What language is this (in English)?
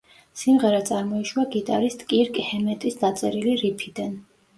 Georgian